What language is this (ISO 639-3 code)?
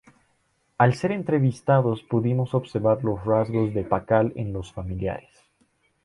spa